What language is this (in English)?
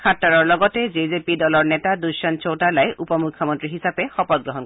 Assamese